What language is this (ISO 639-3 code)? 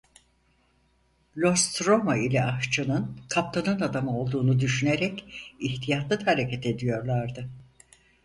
tur